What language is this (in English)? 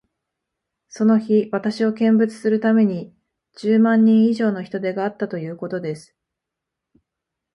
Japanese